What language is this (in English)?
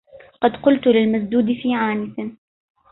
Arabic